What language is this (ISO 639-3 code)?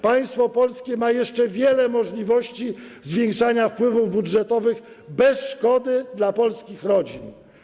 pol